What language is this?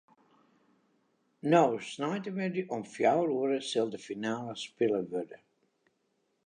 Western Frisian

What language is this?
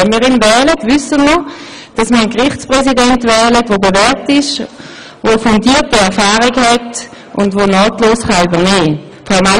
Swiss German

